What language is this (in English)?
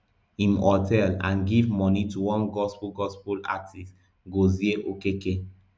Nigerian Pidgin